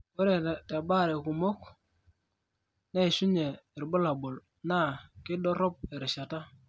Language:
Masai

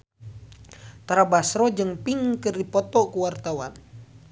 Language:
Sundanese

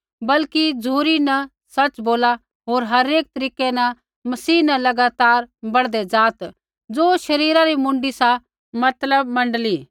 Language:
Kullu Pahari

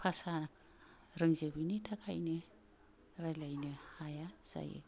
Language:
Bodo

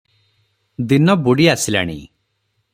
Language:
Odia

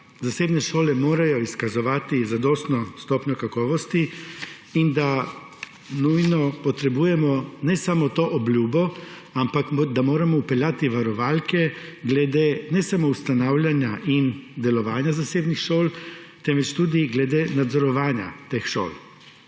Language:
Slovenian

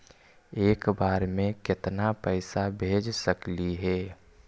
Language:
Magahi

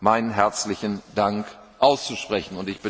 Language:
German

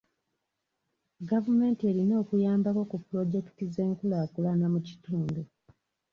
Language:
Ganda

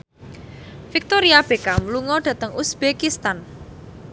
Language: Javanese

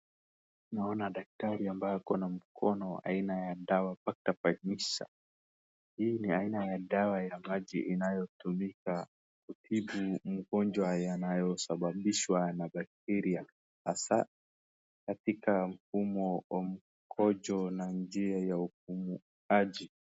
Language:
Swahili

